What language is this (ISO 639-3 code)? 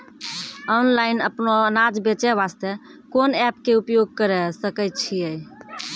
mai